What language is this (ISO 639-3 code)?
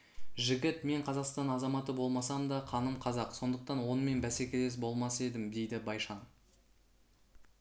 kaz